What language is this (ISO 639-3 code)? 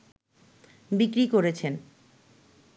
ben